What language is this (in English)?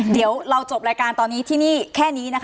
Thai